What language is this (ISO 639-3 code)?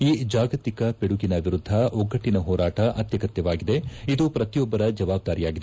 kan